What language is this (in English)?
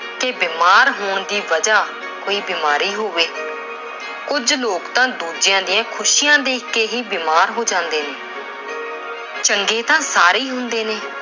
Punjabi